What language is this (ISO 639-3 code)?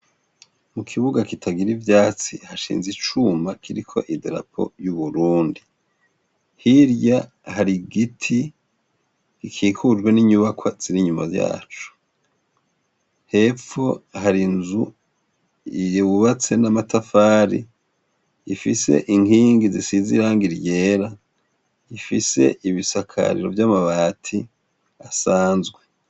run